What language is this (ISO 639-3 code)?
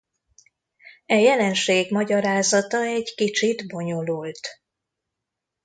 hun